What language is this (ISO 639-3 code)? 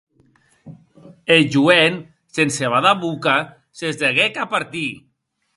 oci